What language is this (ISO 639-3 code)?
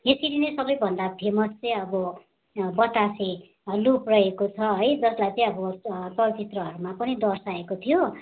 nep